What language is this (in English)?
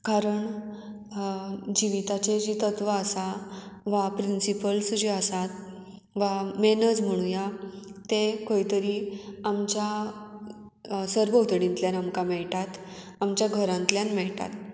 Konkani